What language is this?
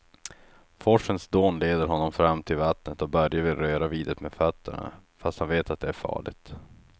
Swedish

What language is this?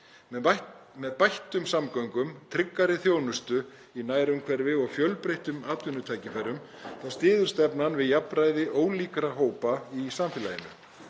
Icelandic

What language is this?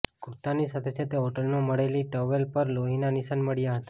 Gujarati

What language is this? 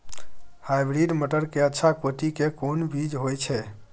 Maithili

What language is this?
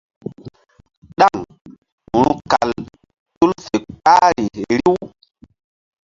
Mbum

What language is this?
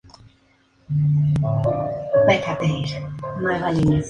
Spanish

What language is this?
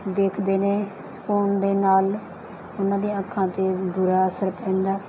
Punjabi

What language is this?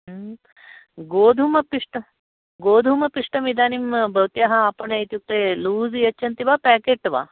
Sanskrit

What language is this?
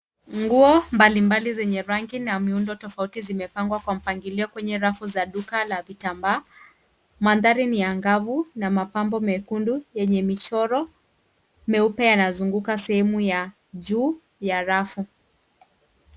Swahili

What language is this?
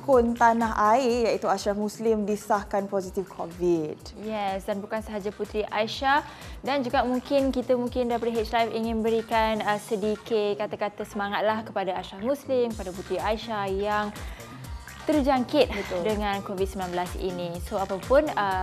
Malay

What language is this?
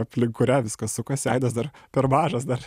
Lithuanian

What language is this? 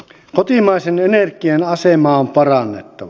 Finnish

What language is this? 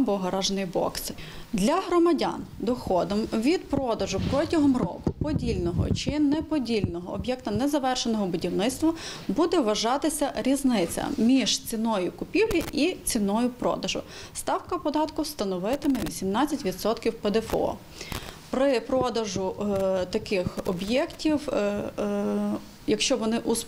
Ukrainian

